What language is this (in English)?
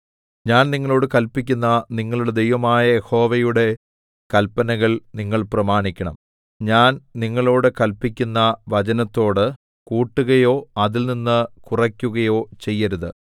Malayalam